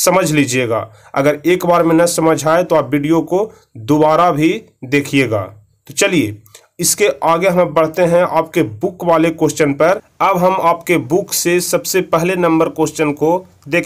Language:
Hindi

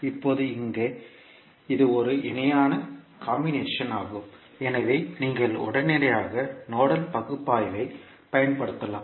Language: Tamil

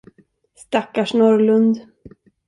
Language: Swedish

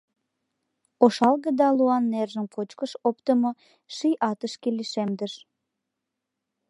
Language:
Mari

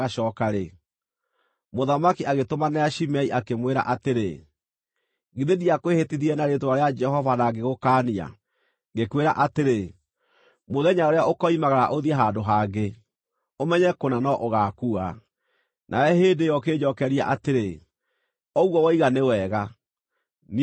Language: Kikuyu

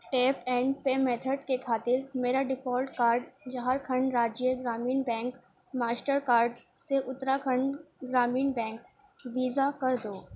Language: Urdu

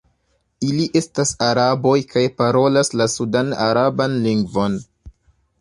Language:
Esperanto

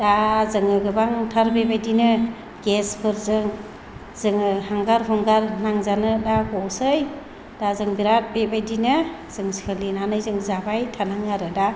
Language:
Bodo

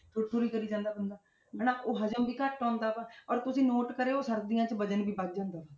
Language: Punjabi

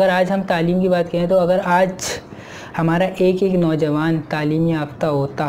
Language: Urdu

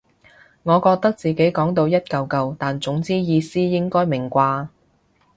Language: Cantonese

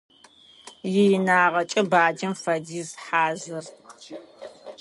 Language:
Adyghe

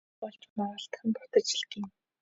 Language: Mongolian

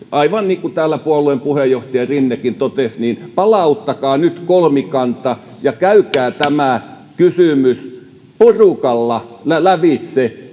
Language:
Finnish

